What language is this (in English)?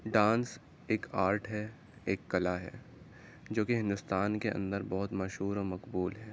Urdu